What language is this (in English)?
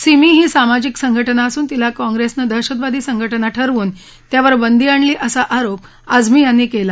Marathi